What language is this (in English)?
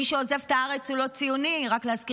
Hebrew